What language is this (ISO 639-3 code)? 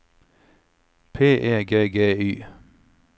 nor